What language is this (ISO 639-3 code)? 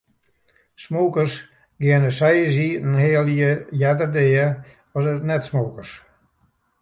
fry